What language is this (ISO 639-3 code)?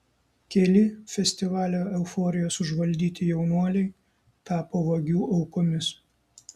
lit